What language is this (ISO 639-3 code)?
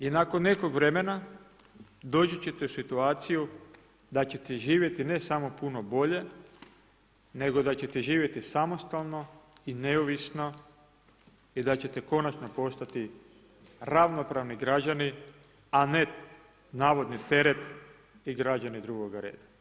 hrv